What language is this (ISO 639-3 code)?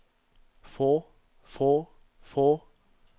nor